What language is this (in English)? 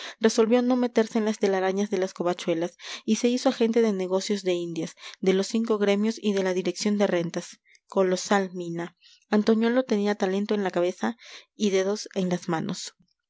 Spanish